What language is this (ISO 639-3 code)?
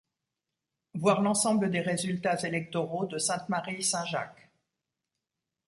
fra